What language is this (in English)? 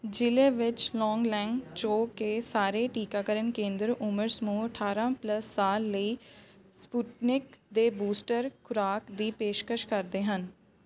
Punjabi